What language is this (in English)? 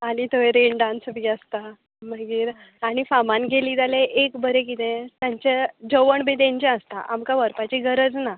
Konkani